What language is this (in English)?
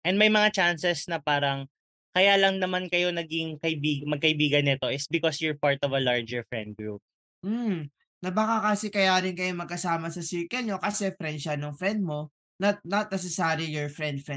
Filipino